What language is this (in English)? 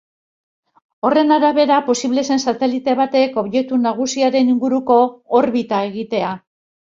Basque